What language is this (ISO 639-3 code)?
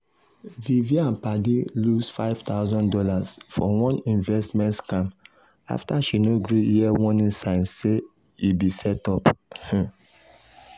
pcm